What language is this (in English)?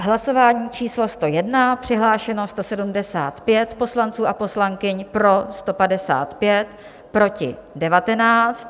Czech